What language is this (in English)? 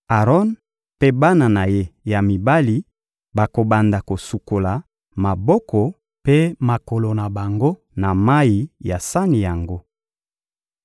Lingala